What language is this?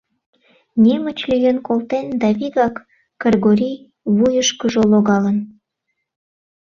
Mari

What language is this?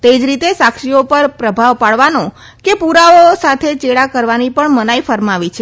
Gujarati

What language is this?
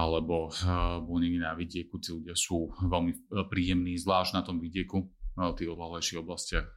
Slovak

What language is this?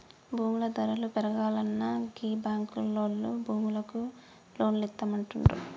Telugu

